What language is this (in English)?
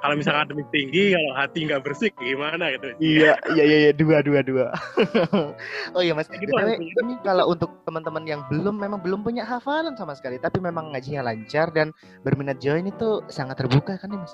Indonesian